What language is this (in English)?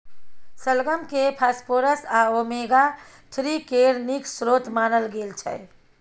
Maithili